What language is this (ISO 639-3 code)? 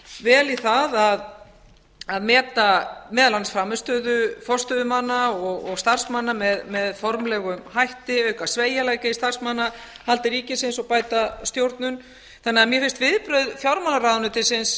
isl